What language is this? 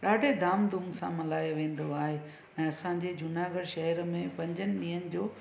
Sindhi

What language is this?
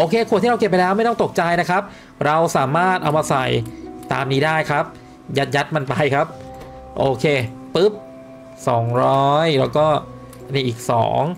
Thai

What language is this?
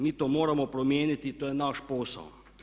Croatian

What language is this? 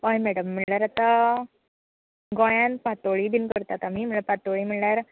Konkani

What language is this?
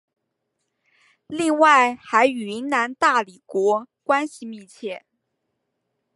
Chinese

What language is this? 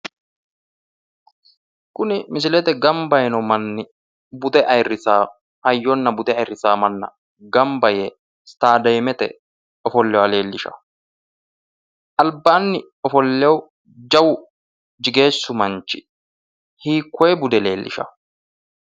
Sidamo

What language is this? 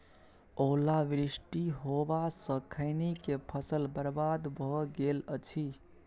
Maithili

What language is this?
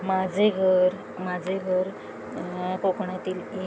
Marathi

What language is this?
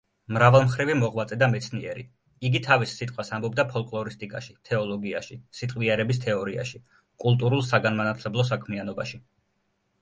Georgian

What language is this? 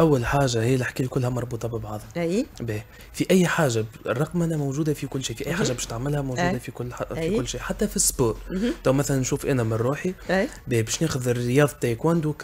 Arabic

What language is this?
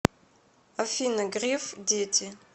Russian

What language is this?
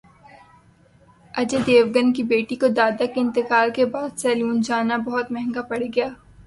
Urdu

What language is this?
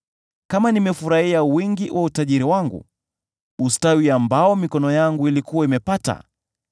Swahili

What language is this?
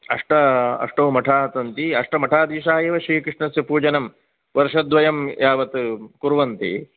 Sanskrit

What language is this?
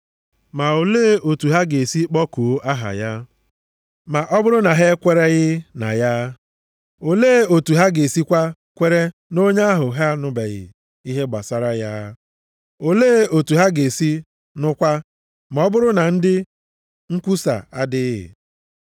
Igbo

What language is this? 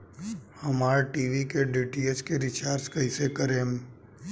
Bhojpuri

